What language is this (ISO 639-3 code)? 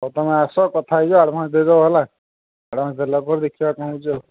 ori